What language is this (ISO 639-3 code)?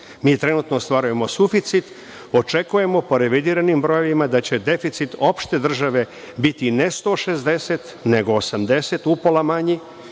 srp